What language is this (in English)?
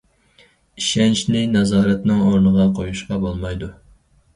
Uyghur